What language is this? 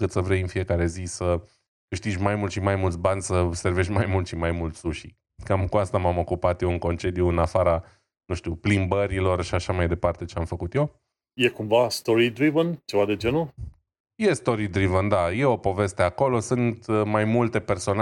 Romanian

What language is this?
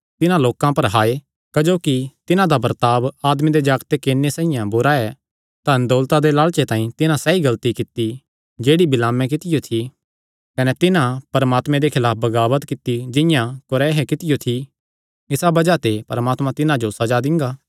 Kangri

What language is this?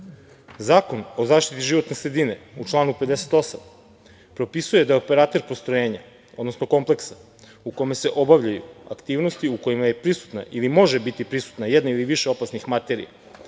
Serbian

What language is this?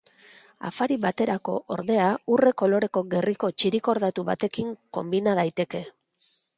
Basque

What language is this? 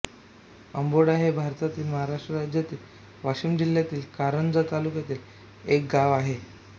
Marathi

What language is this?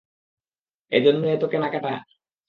Bangla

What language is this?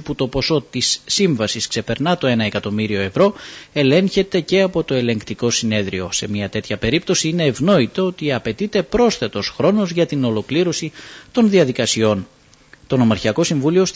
Greek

